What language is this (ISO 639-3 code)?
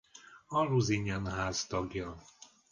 hun